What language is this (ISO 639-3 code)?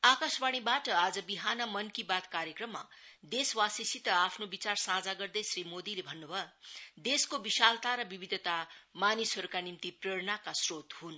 nep